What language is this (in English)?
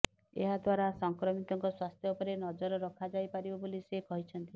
Odia